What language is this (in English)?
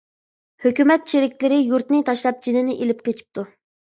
Uyghur